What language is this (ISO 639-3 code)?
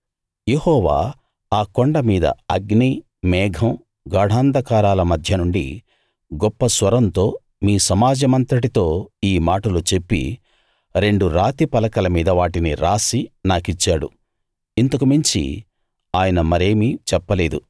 tel